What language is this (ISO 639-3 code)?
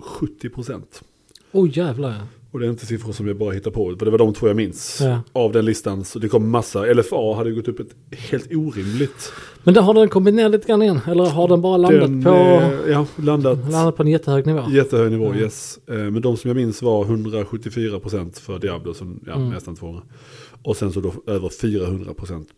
swe